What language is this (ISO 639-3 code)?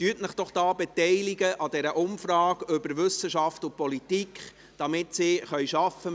gsw